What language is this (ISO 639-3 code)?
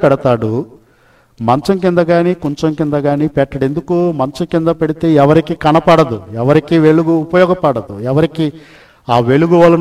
tel